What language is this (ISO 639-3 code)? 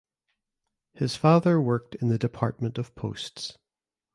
eng